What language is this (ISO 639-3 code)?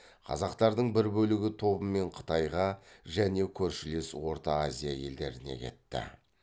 kaz